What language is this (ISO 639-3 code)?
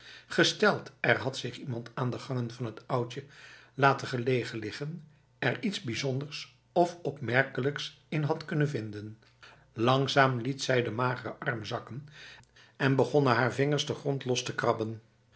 nld